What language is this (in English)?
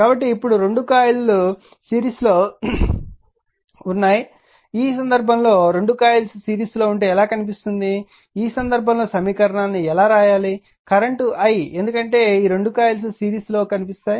Telugu